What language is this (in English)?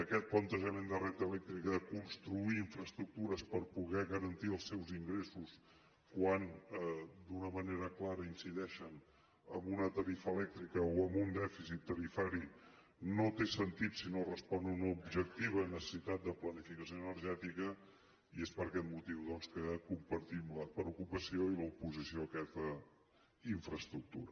Catalan